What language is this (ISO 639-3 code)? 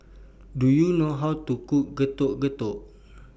eng